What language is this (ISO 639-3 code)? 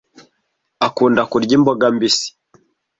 kin